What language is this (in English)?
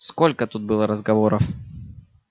Russian